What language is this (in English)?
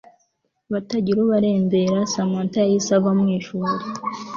Kinyarwanda